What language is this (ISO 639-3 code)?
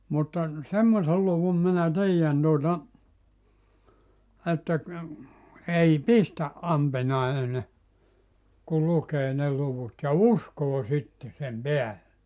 fin